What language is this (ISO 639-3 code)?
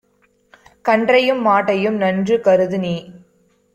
tam